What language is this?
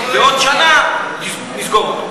Hebrew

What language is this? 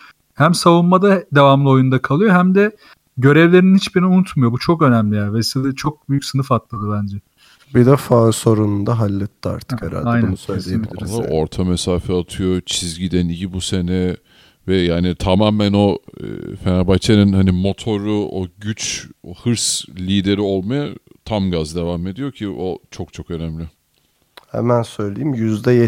Turkish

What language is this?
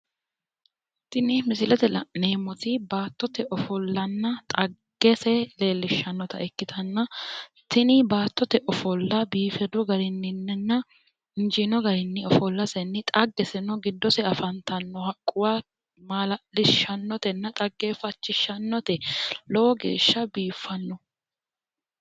Sidamo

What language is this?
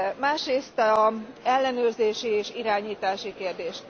Hungarian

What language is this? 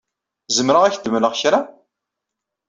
Kabyle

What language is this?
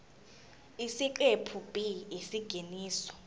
Zulu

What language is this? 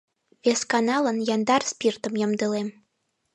Mari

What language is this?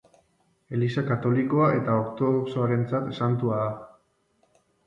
Basque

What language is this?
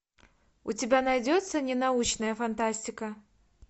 Russian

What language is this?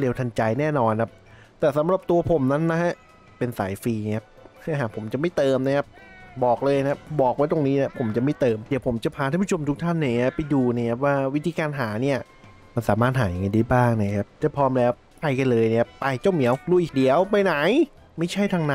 Thai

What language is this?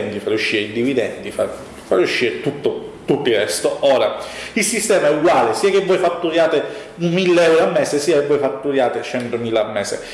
Italian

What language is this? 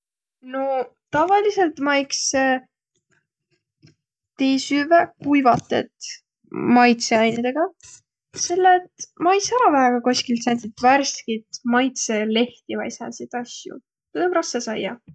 Võro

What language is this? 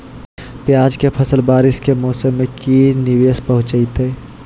Magahi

